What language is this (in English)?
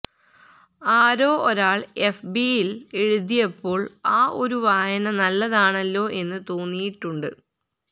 Malayalam